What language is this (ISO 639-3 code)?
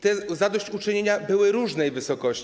pol